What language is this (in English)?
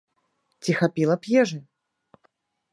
Belarusian